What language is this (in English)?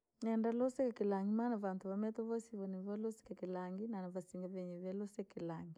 Langi